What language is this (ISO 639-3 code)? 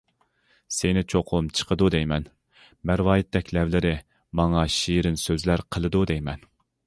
uig